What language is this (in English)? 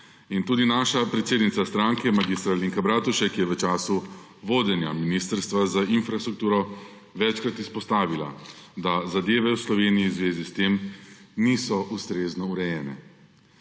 Slovenian